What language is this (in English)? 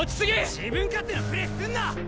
Japanese